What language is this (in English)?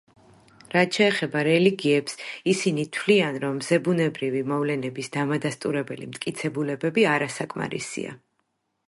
Georgian